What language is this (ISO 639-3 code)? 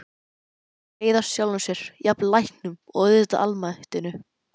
isl